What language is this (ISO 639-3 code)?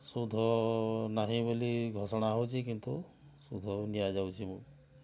ori